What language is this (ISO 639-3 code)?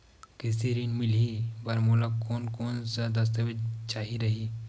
hne